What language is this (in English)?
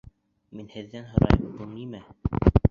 Bashkir